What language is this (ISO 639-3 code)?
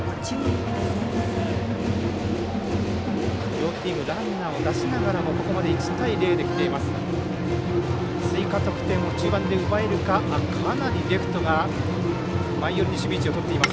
jpn